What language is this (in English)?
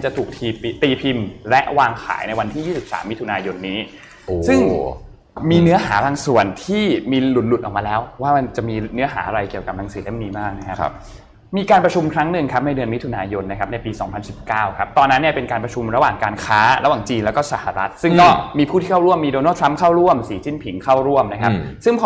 Thai